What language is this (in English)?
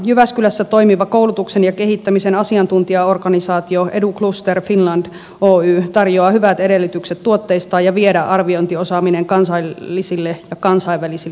Finnish